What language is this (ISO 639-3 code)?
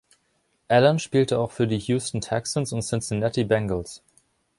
deu